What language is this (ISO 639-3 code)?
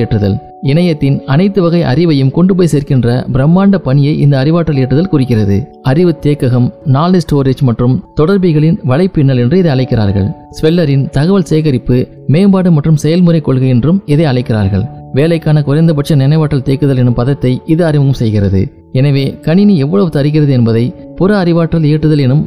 tam